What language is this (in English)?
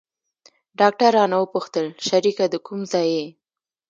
Pashto